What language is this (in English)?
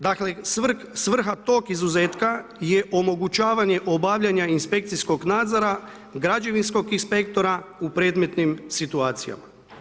Croatian